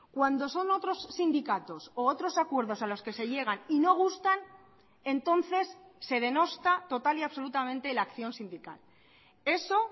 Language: Spanish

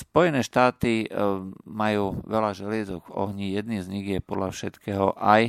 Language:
Slovak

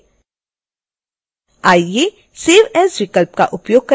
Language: Hindi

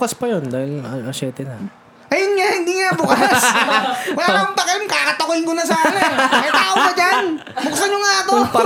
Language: Filipino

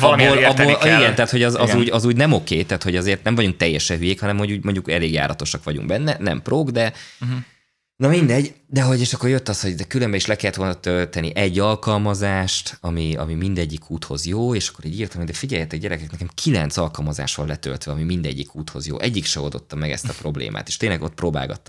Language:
Hungarian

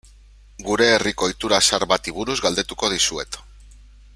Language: Basque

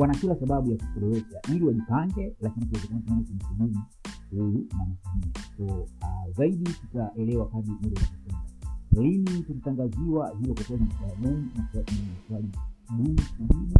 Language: Swahili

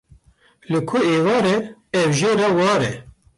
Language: Kurdish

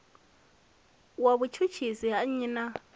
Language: Venda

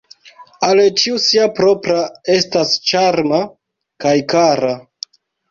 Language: Esperanto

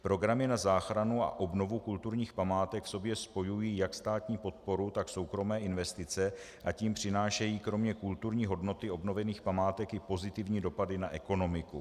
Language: Czech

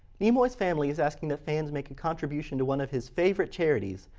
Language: English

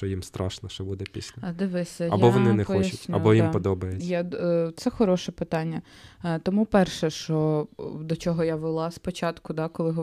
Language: Ukrainian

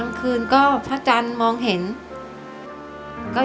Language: Thai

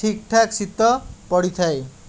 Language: Odia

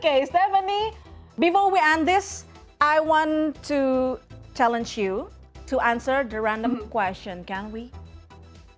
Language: Indonesian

